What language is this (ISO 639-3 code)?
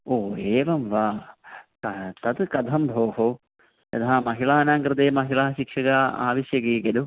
san